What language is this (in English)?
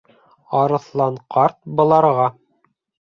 Bashkir